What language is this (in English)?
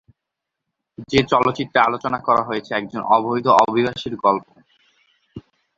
Bangla